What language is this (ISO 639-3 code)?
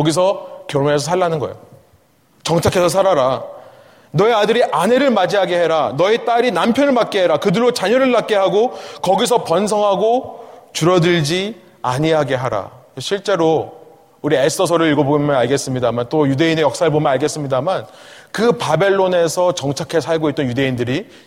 kor